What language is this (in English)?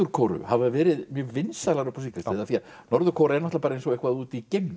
Icelandic